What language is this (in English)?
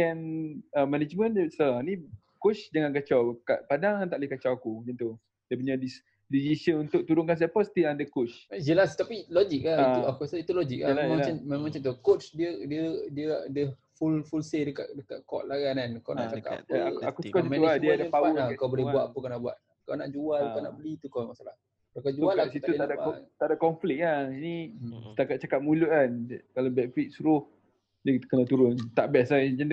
Malay